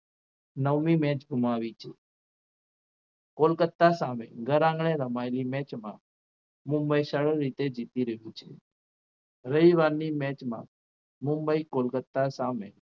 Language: Gujarati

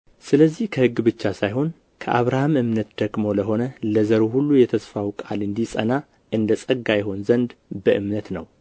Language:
Amharic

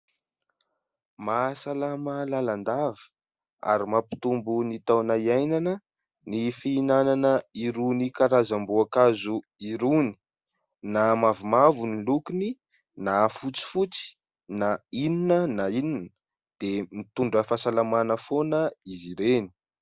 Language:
Malagasy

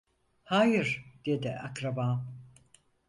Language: Turkish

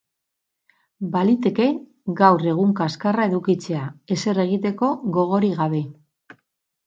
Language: Basque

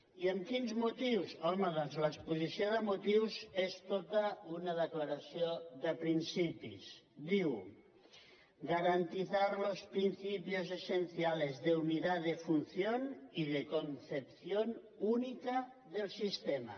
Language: Catalan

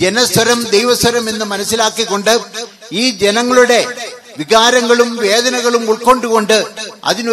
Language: Malayalam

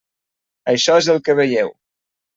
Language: Catalan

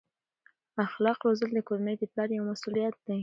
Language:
Pashto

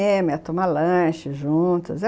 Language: Portuguese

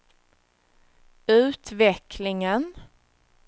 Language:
Swedish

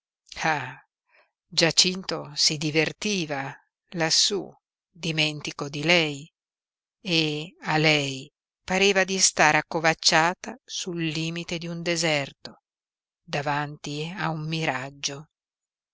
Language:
Italian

